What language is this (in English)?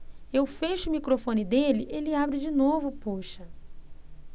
Portuguese